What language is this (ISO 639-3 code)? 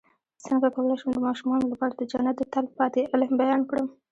pus